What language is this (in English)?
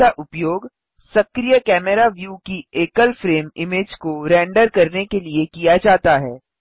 Hindi